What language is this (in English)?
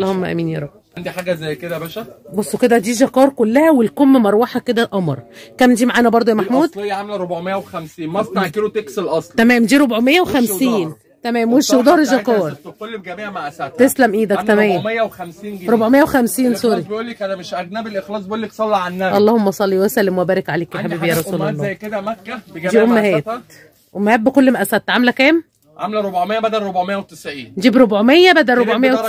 Arabic